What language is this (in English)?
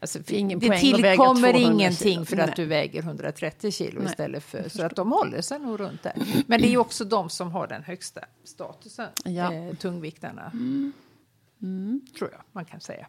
Swedish